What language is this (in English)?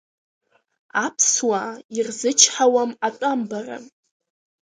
Abkhazian